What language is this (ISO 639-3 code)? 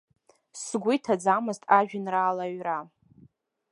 abk